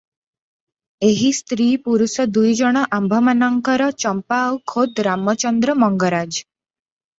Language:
Odia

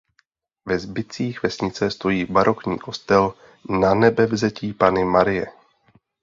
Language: Czech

